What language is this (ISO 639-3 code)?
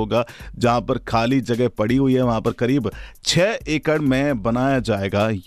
hin